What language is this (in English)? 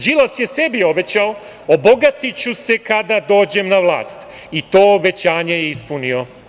Serbian